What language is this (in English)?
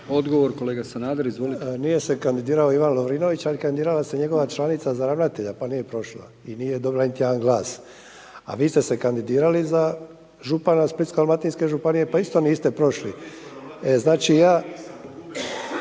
Croatian